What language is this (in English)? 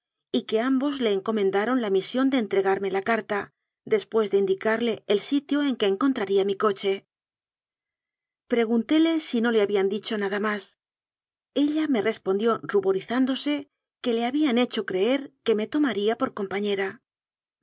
Spanish